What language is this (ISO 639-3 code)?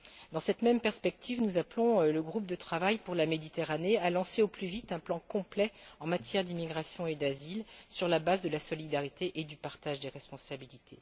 fra